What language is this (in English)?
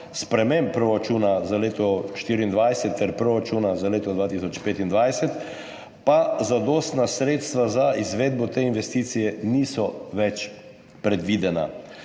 Slovenian